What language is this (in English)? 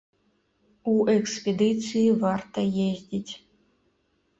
Belarusian